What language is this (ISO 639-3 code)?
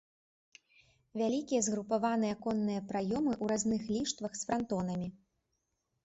bel